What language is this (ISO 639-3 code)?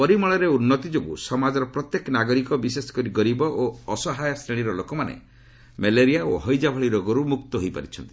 ori